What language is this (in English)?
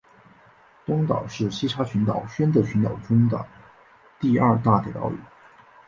Chinese